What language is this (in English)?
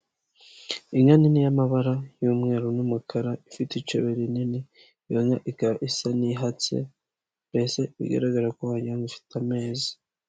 Kinyarwanda